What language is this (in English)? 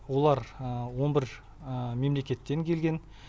Kazakh